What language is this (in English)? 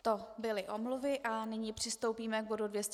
Czech